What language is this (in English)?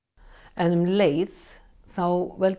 Icelandic